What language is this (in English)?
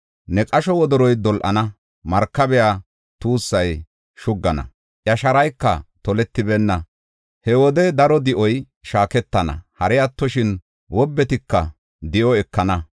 Gofa